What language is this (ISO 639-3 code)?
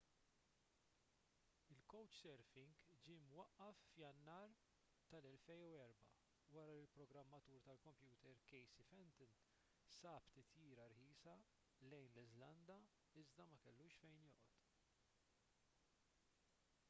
mlt